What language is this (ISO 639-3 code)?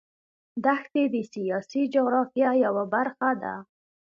pus